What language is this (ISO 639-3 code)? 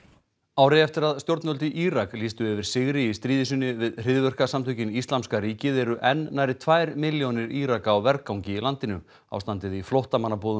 isl